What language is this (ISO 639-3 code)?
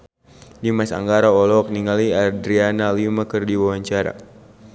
sun